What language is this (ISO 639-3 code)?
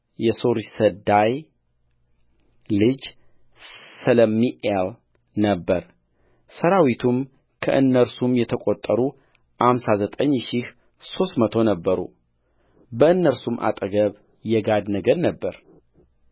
amh